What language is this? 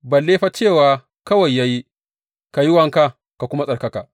Hausa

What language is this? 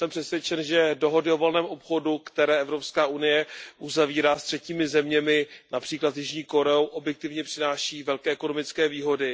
Czech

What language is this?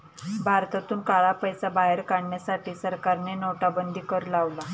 Marathi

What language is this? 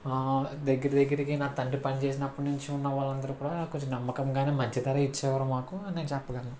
Telugu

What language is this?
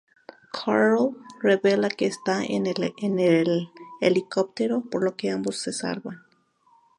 Spanish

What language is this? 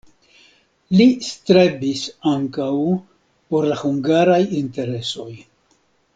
Esperanto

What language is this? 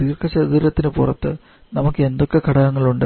Malayalam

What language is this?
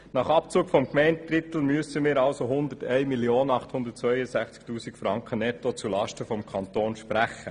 Swiss German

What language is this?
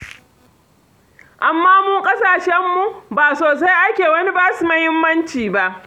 Hausa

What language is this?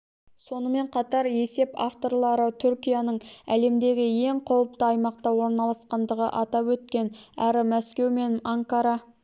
Kazakh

